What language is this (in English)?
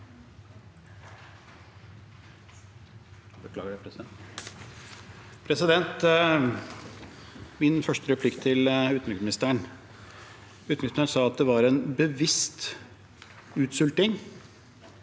Norwegian